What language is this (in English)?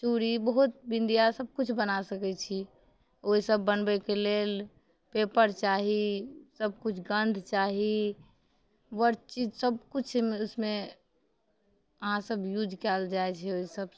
Maithili